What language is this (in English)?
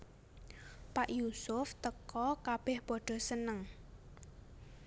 Javanese